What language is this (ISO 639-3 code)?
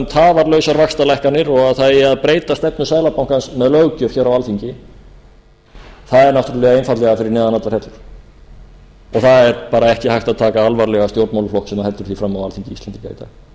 isl